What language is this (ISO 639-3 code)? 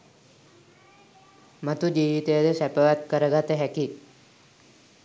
sin